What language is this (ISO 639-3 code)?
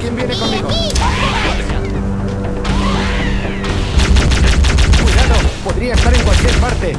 spa